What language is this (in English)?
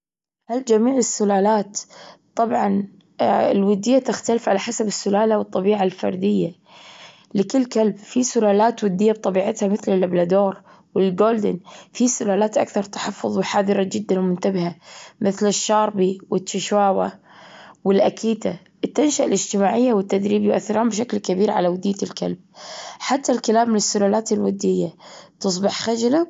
Gulf Arabic